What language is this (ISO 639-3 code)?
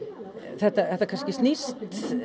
isl